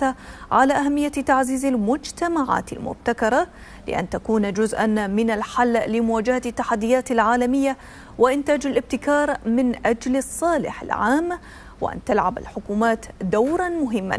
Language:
Arabic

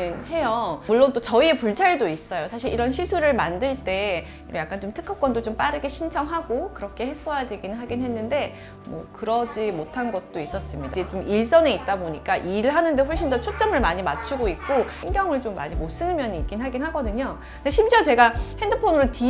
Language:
Korean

